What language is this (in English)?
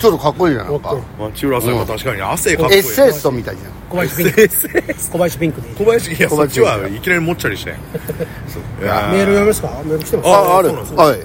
Japanese